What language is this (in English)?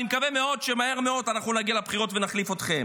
Hebrew